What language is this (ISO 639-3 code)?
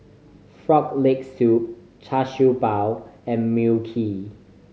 eng